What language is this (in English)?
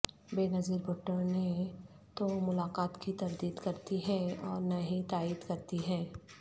Urdu